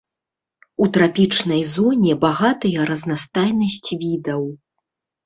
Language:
Belarusian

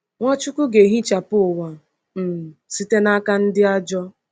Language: Igbo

